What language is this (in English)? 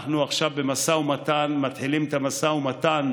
Hebrew